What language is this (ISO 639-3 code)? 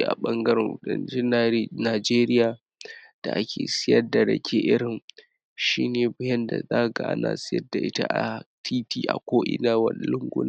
hau